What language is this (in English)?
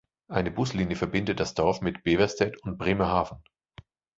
German